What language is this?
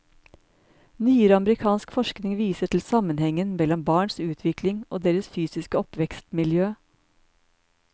Norwegian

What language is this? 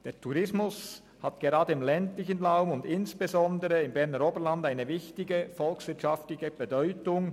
Swiss German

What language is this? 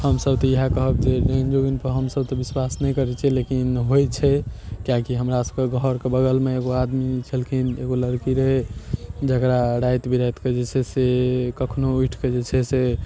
Maithili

